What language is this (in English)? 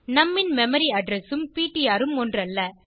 Tamil